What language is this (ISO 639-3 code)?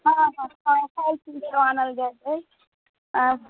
mai